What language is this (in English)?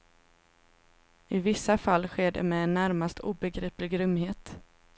Swedish